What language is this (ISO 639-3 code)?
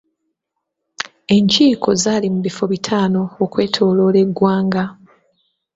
lug